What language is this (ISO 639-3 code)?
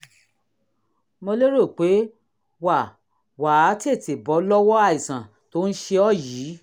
yor